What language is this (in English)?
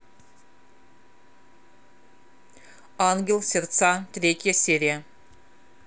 Russian